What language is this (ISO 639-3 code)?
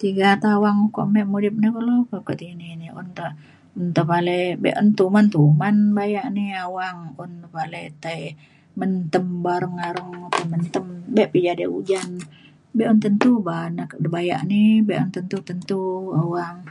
xkl